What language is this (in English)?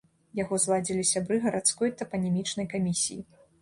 Belarusian